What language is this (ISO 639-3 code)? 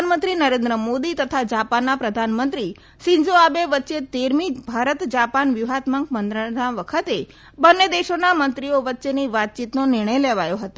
guj